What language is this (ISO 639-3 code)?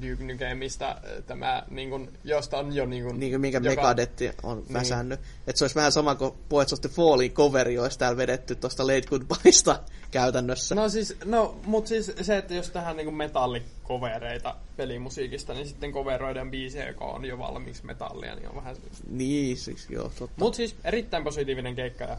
fin